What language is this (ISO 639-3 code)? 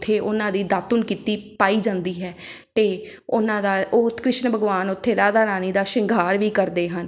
pan